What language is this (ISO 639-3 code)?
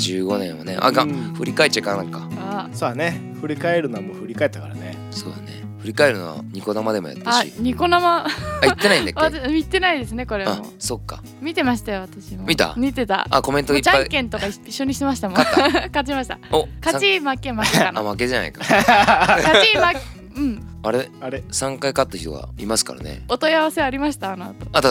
jpn